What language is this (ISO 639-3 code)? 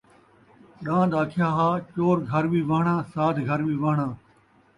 skr